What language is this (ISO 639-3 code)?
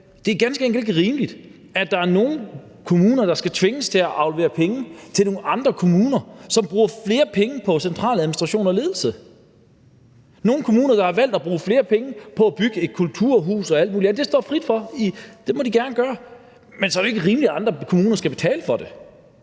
dan